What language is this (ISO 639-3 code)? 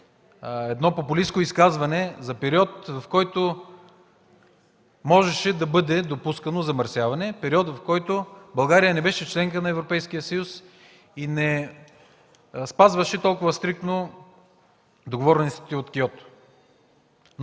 bul